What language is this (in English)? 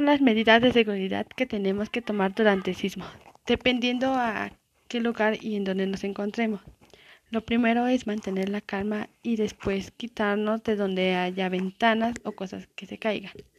Spanish